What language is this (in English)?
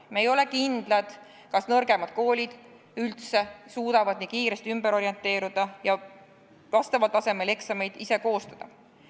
Estonian